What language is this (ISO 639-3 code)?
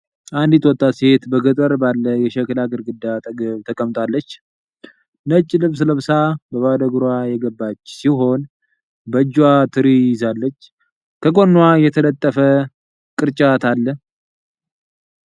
amh